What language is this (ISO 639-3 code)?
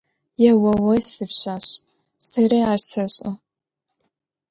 ady